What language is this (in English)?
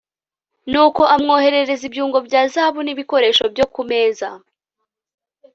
Kinyarwanda